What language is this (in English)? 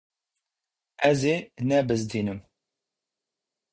Kurdish